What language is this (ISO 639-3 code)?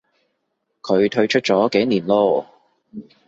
yue